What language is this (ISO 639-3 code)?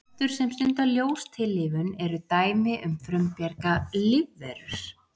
isl